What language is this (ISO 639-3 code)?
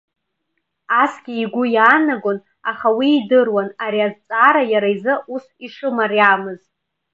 abk